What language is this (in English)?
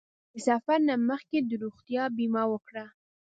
Pashto